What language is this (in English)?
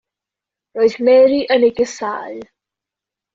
Welsh